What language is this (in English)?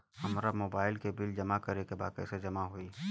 Bhojpuri